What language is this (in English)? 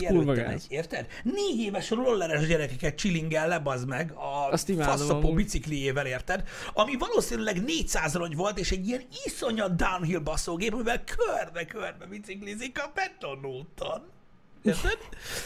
Hungarian